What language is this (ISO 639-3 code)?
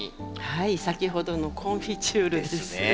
jpn